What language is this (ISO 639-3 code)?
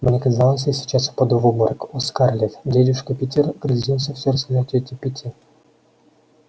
rus